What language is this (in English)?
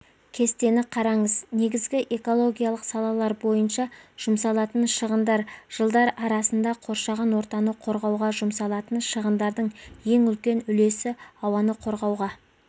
Kazakh